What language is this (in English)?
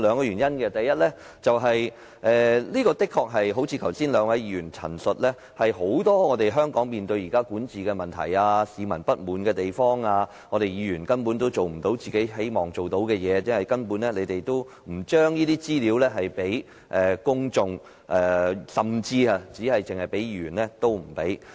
Cantonese